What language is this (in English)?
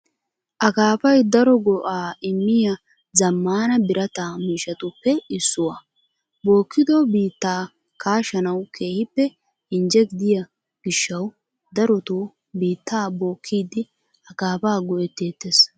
Wolaytta